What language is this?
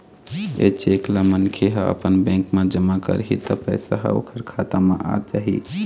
Chhattisgarhi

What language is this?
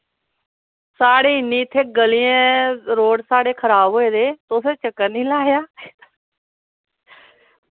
Dogri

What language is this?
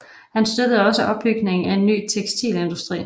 Danish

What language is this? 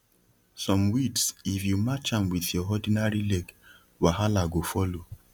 Nigerian Pidgin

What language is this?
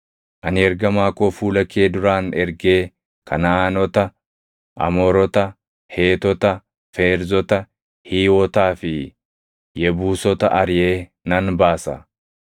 Oromo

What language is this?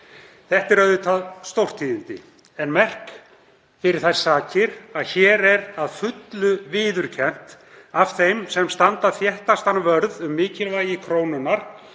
Icelandic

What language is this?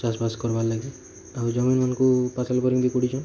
Odia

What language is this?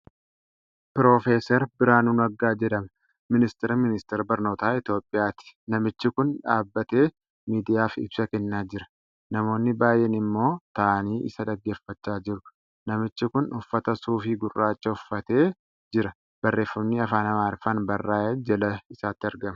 Oromo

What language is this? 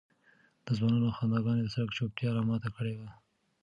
Pashto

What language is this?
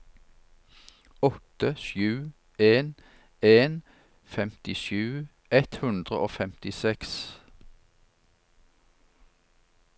Norwegian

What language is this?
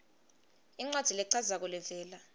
Swati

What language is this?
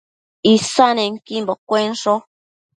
Matsés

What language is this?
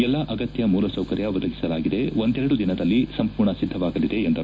Kannada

